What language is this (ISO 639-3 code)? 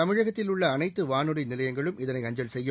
tam